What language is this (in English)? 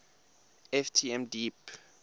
English